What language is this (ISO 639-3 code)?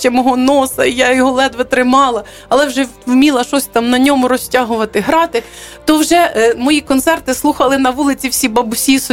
ukr